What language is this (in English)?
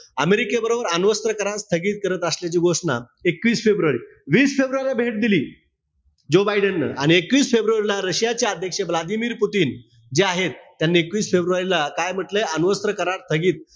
Marathi